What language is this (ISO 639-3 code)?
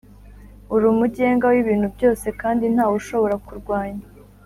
kin